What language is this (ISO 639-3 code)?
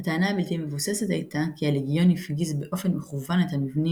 heb